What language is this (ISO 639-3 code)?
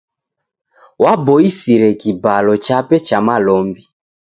dav